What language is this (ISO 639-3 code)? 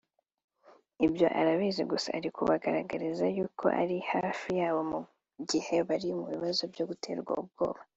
kin